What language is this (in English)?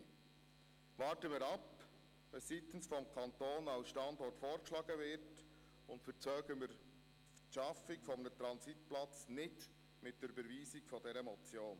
Swiss German